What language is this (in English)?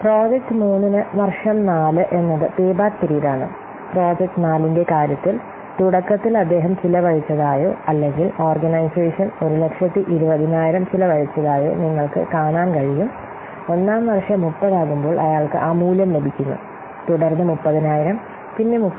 Malayalam